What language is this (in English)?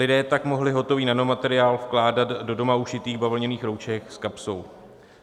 Czech